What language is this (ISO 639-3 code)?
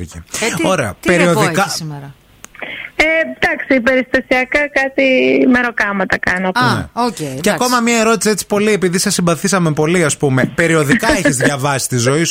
ell